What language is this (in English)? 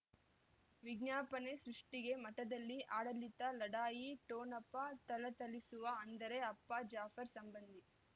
Kannada